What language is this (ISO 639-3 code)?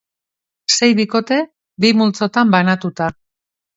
eus